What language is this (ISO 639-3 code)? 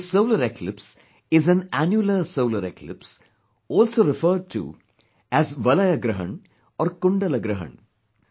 eng